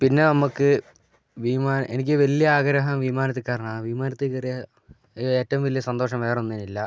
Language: Malayalam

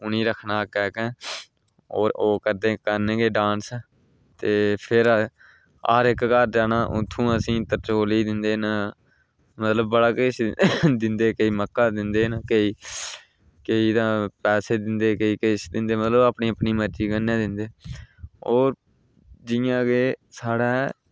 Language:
Dogri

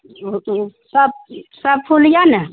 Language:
Maithili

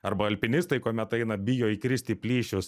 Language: Lithuanian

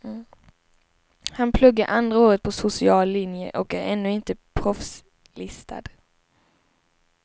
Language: Swedish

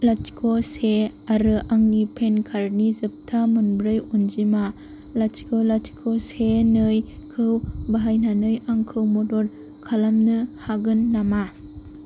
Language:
Bodo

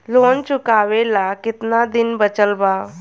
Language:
Bhojpuri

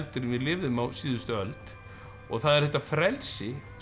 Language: Icelandic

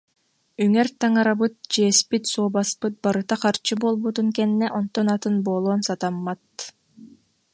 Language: Yakut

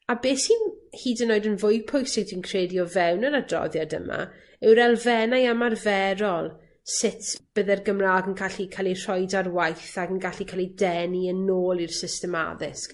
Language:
Welsh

